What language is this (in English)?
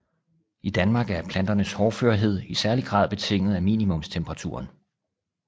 Danish